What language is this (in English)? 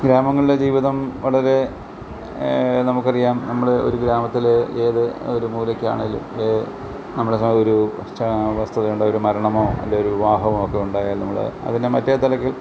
Malayalam